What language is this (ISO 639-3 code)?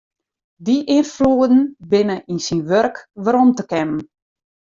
fry